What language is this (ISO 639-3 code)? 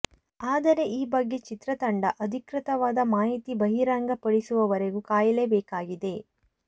kan